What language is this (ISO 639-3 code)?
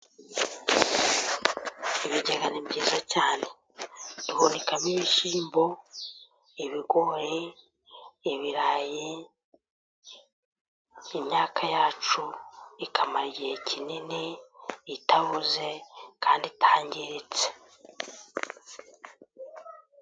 kin